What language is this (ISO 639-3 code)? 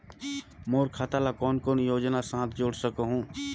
hne